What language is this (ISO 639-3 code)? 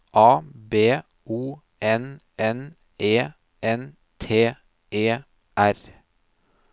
nor